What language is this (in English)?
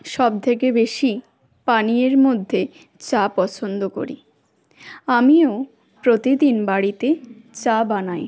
Bangla